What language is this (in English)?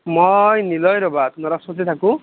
Assamese